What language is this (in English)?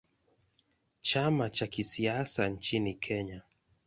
Swahili